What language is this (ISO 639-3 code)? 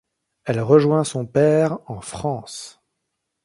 fra